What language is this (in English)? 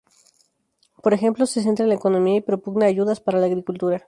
Spanish